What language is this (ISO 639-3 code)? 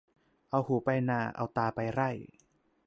tha